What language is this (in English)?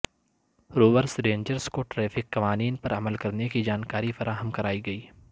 Urdu